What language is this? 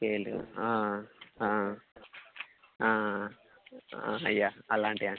Telugu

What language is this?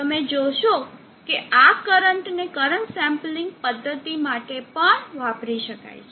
Gujarati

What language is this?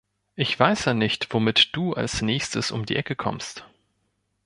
German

